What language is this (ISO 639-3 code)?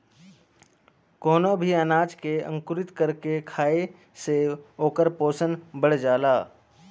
bho